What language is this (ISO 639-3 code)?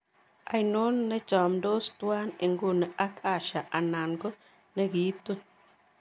kln